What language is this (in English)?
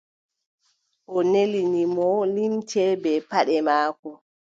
Adamawa Fulfulde